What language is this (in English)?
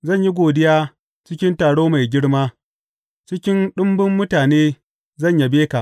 Hausa